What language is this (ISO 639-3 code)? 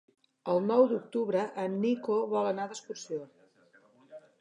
cat